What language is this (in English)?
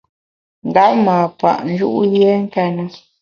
Bamun